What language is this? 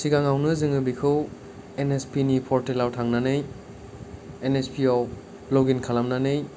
Bodo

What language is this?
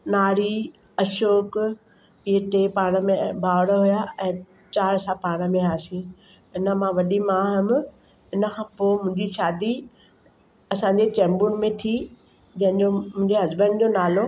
Sindhi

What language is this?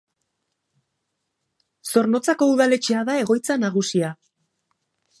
Basque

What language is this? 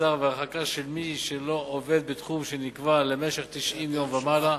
Hebrew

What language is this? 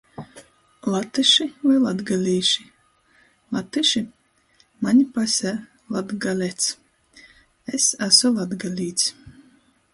Latgalian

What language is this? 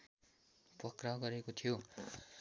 Nepali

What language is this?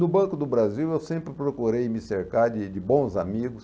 Portuguese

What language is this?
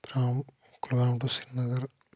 Kashmiri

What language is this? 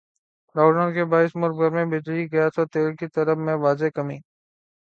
Urdu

